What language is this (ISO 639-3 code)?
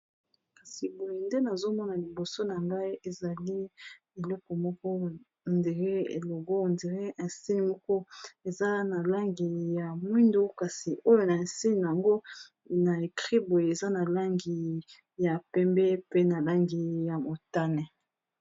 lin